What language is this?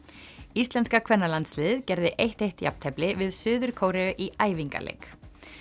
Icelandic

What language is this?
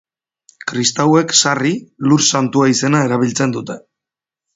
Basque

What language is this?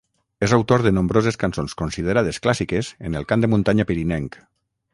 Catalan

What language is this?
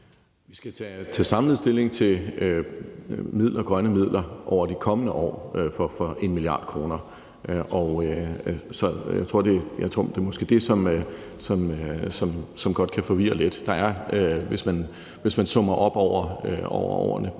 Danish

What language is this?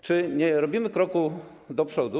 Polish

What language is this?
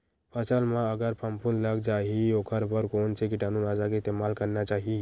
Chhattisgarhi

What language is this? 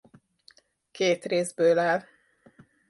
Hungarian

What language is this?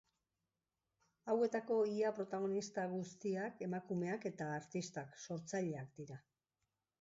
Basque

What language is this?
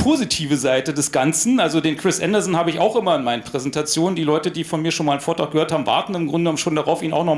German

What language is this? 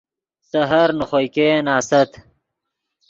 Yidgha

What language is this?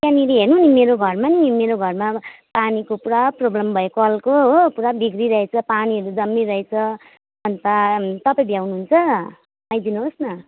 Nepali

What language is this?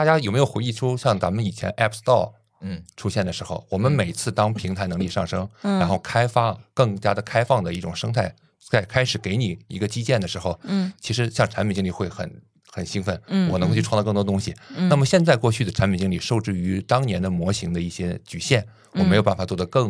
Chinese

